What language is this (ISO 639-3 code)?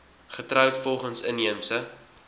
afr